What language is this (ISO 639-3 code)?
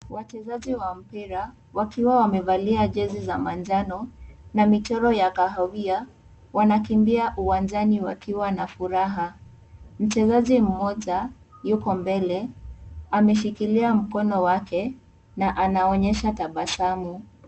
swa